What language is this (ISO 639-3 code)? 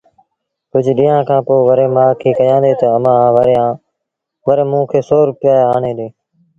sbn